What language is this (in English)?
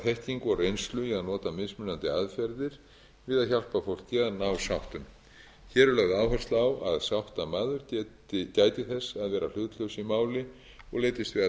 Icelandic